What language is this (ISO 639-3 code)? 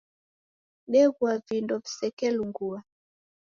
dav